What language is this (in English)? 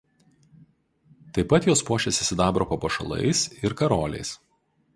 Lithuanian